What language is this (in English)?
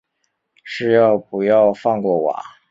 Chinese